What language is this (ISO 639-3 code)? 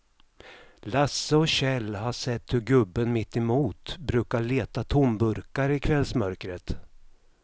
swe